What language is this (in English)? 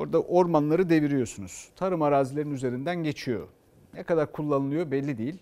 Turkish